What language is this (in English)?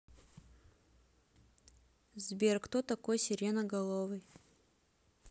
Russian